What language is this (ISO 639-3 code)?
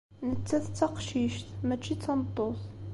kab